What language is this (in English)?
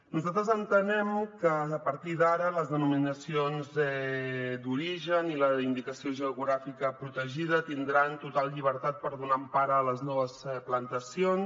Catalan